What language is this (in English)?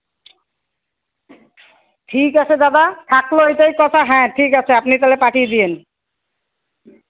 Bangla